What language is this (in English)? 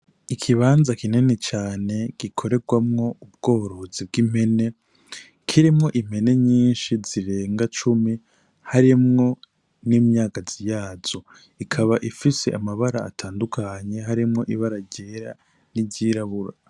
Rundi